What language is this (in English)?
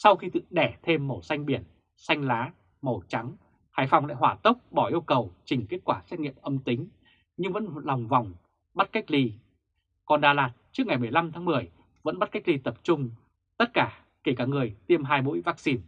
Vietnamese